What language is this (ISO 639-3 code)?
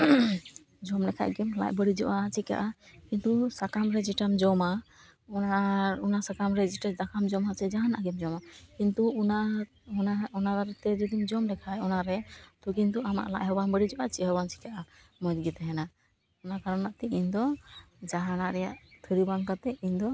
sat